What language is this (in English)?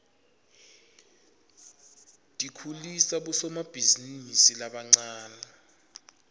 Swati